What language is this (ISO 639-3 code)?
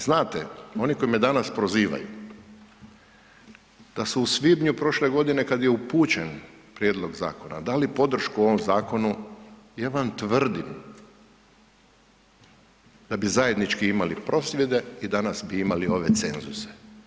hrv